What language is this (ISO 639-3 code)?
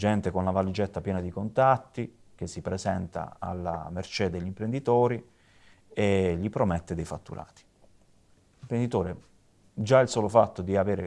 ita